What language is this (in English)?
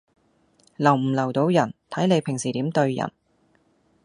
Cantonese